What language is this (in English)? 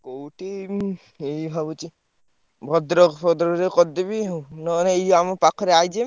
Odia